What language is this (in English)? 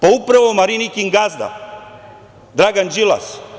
Serbian